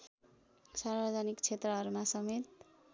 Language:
Nepali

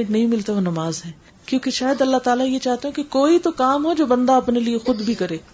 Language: Urdu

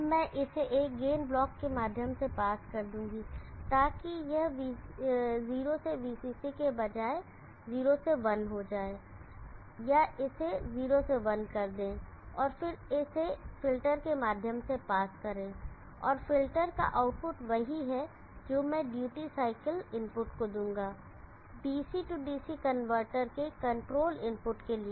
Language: Hindi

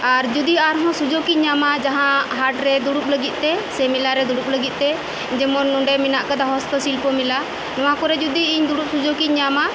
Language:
Santali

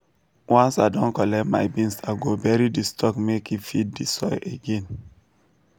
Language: Nigerian Pidgin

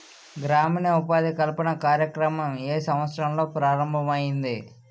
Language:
Telugu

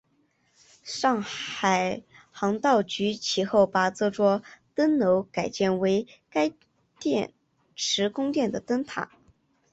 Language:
Chinese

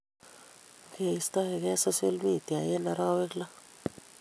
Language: Kalenjin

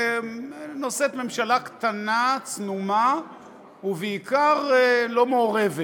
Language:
Hebrew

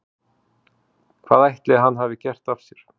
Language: Icelandic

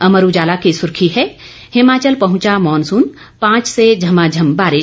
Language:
Hindi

